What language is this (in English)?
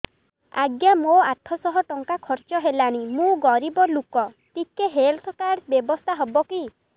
Odia